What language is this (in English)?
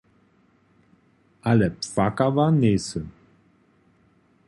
Upper Sorbian